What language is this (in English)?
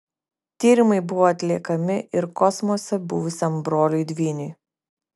Lithuanian